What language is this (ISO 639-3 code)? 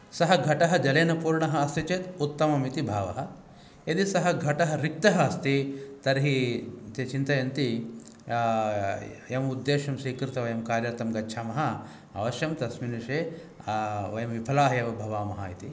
san